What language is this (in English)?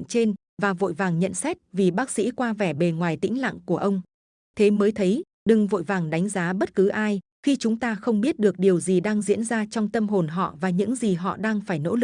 Vietnamese